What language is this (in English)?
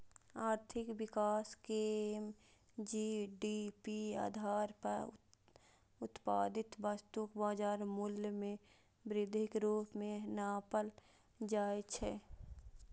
Maithili